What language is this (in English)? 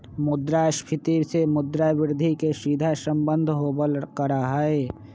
Magahi